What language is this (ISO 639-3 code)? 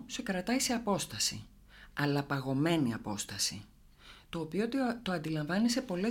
ell